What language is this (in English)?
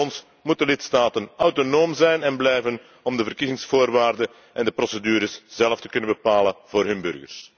Dutch